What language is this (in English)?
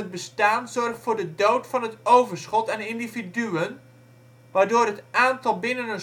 Dutch